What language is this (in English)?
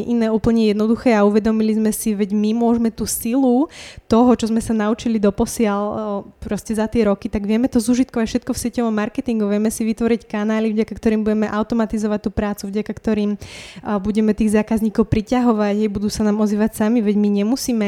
Slovak